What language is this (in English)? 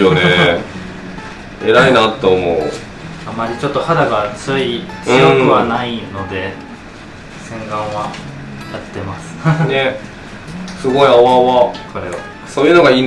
Japanese